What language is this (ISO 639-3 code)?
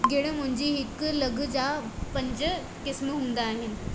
snd